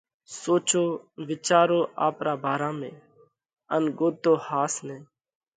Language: Parkari Koli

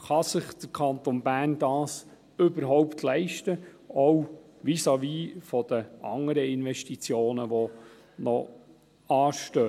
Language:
Swiss German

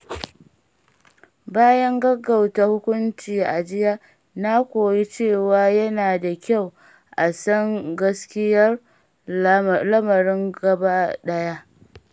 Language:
Hausa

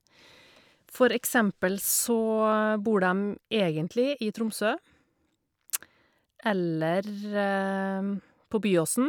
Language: Norwegian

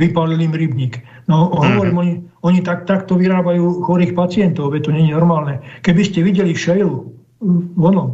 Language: Slovak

